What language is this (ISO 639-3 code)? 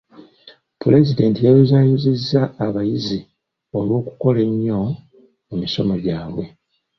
lug